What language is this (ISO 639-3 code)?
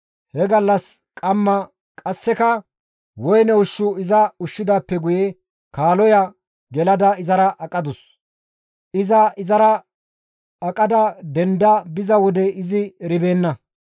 gmv